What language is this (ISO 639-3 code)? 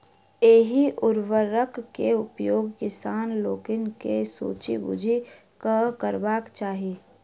mai